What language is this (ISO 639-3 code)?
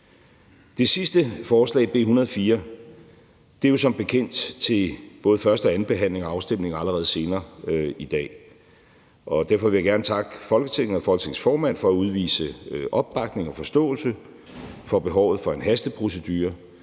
dan